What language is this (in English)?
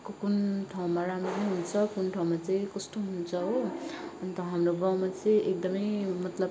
Nepali